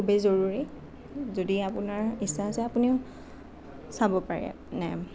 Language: Assamese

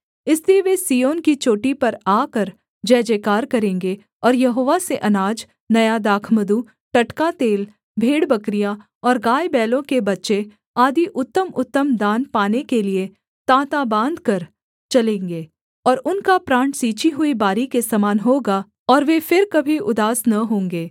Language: Hindi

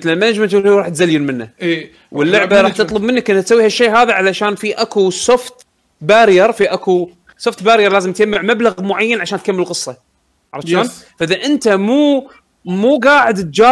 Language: Arabic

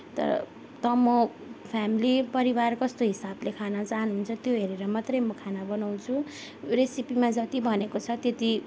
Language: Nepali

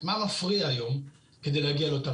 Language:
Hebrew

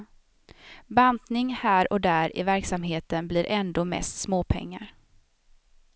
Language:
Swedish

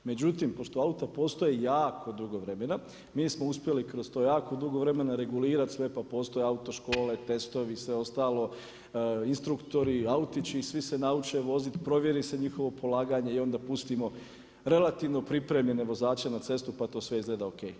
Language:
Croatian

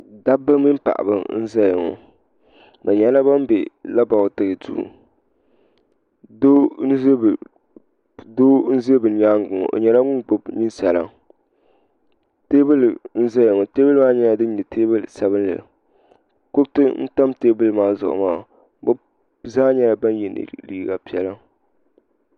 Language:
Dagbani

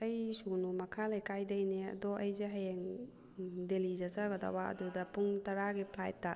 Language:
Manipuri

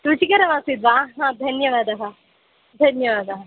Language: Sanskrit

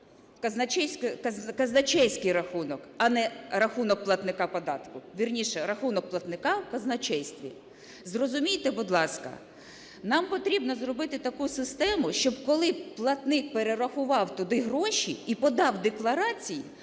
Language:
Ukrainian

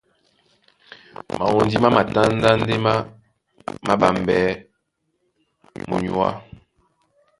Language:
Duala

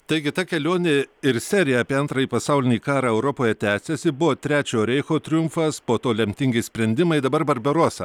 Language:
Lithuanian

